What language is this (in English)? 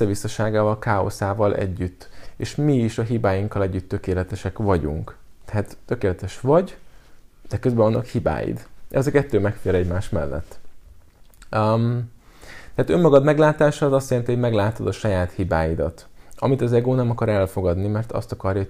Hungarian